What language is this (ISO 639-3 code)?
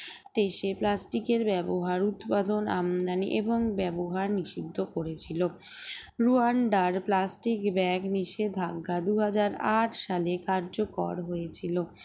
ben